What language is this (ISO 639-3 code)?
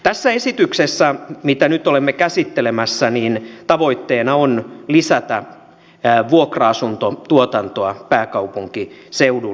fin